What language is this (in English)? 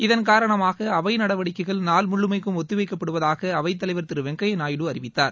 Tamil